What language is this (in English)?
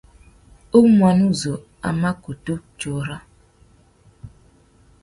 Tuki